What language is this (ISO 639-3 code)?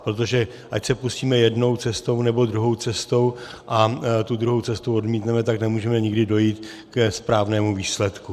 ces